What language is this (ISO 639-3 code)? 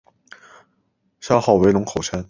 zho